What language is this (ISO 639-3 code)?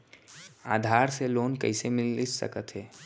hne